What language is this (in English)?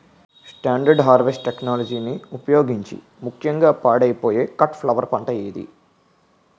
Telugu